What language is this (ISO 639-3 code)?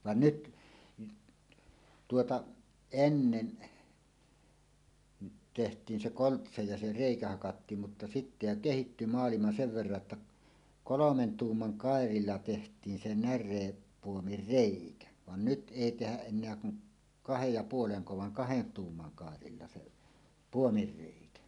fin